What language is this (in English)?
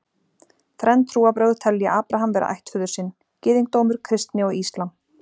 Icelandic